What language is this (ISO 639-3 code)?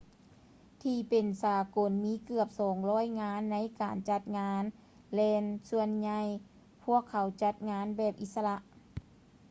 lao